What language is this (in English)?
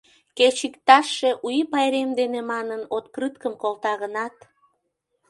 Mari